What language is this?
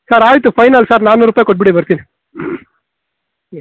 Kannada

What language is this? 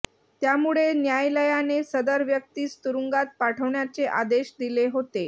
Marathi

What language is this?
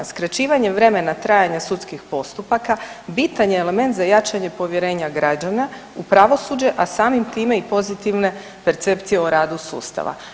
Croatian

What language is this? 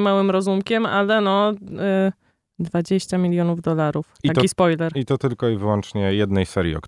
Polish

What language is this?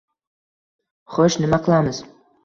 Uzbek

